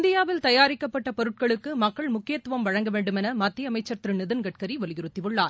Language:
Tamil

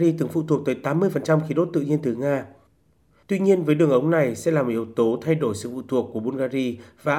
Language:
Vietnamese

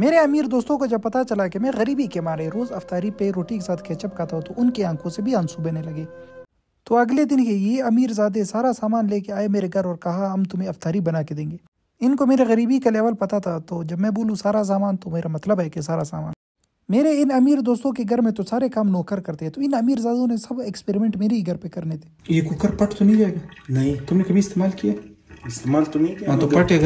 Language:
Hindi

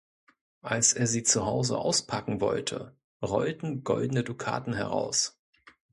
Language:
German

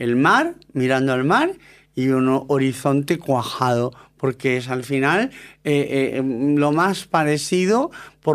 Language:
Spanish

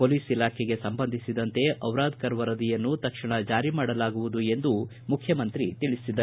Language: Kannada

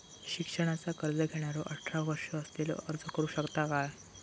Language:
Marathi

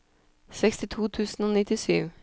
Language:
Norwegian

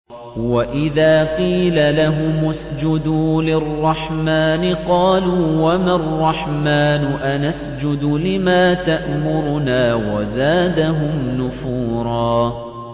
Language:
Arabic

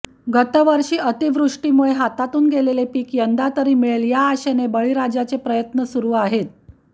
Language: Marathi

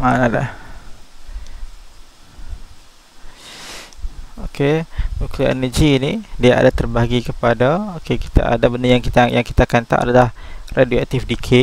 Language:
Malay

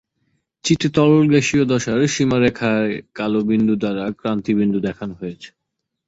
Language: Bangla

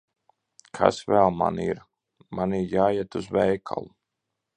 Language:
Latvian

